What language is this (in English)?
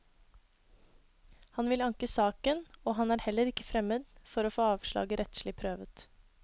Norwegian